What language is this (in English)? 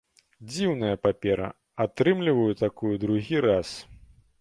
Belarusian